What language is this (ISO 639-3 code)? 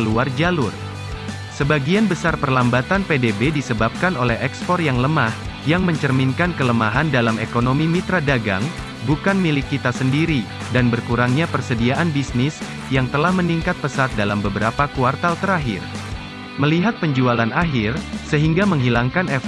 ind